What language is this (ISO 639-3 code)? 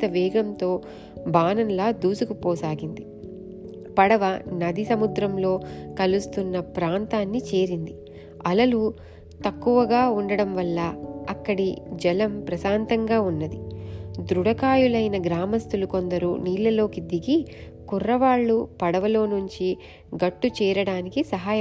tel